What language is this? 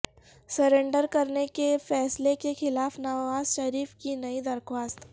Urdu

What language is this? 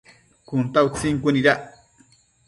Matsés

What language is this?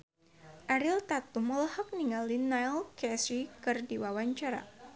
Sundanese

